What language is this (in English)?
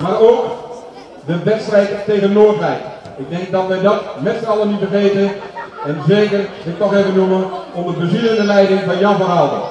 Dutch